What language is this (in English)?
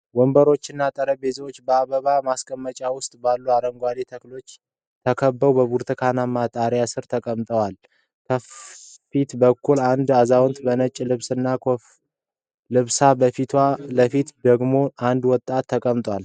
Amharic